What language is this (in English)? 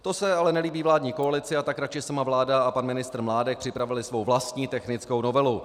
Czech